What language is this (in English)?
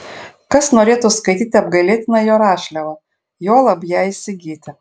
Lithuanian